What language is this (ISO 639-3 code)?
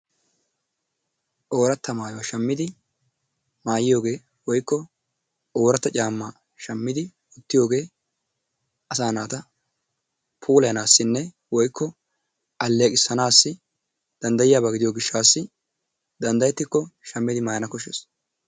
wal